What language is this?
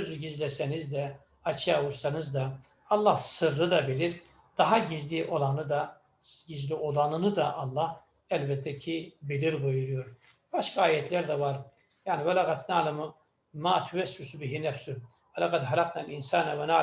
Turkish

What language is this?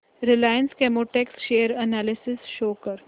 Marathi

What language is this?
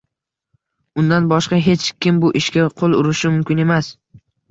Uzbek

